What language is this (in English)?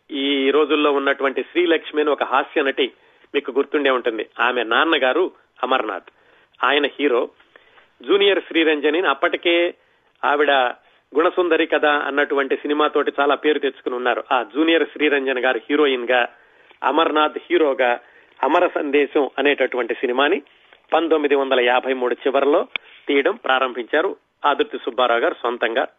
Telugu